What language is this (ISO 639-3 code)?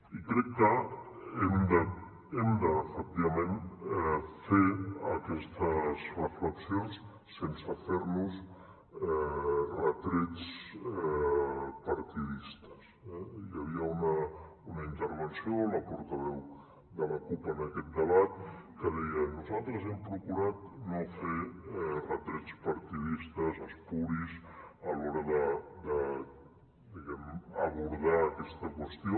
cat